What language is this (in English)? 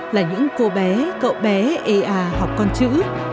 Vietnamese